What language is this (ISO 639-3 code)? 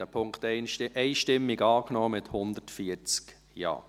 gsw